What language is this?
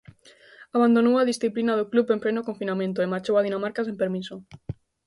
Galician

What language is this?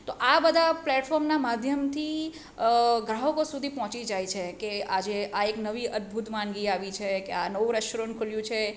Gujarati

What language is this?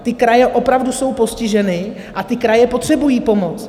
Czech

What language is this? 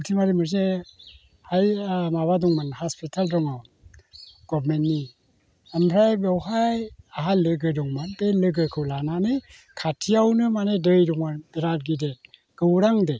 Bodo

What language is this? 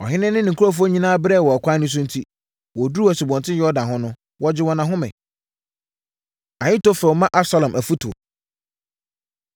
Akan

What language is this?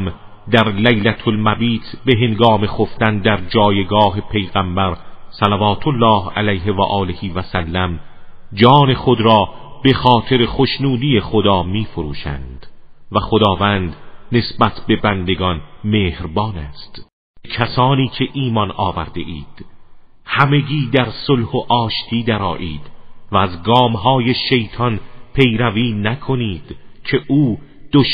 Persian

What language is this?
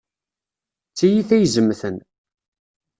Kabyle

